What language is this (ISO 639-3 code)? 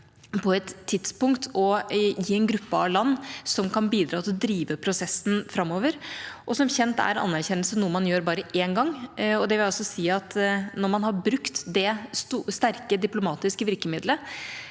nor